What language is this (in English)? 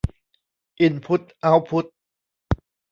Thai